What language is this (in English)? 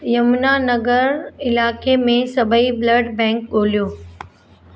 Sindhi